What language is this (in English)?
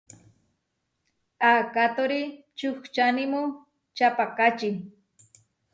Huarijio